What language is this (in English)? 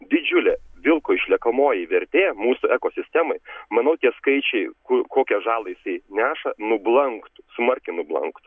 Lithuanian